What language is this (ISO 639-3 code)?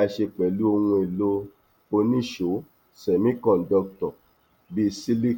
yor